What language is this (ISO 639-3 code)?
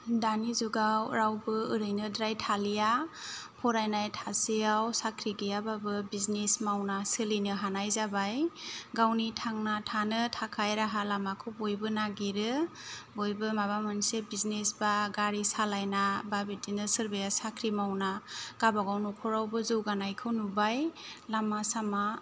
brx